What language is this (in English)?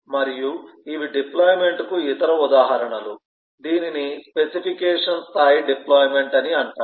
Telugu